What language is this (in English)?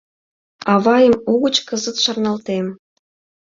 Mari